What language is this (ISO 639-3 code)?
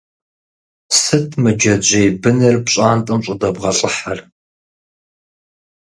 kbd